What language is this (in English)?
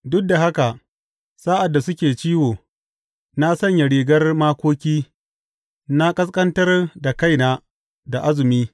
Hausa